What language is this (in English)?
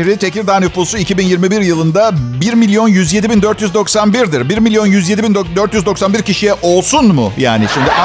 Turkish